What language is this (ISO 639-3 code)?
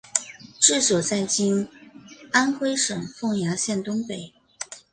zho